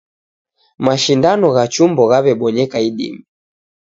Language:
Taita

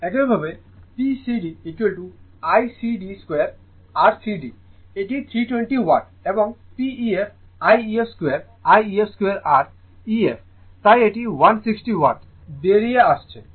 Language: Bangla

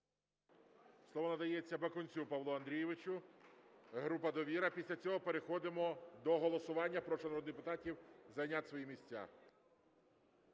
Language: Ukrainian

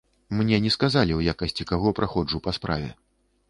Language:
Belarusian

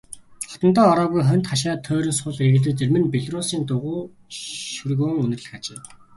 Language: Mongolian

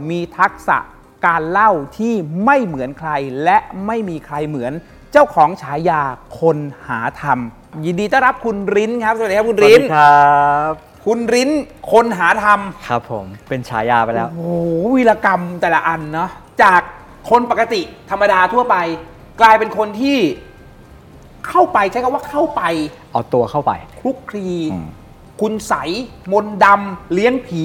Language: Thai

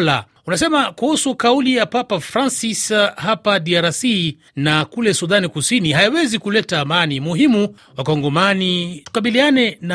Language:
Swahili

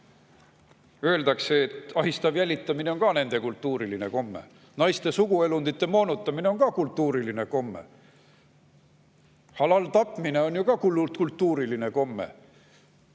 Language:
Estonian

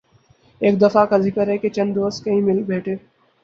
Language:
Urdu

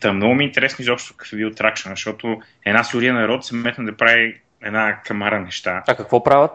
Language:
Bulgarian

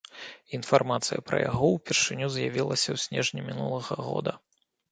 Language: Belarusian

